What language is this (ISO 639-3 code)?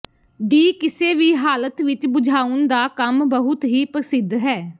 pan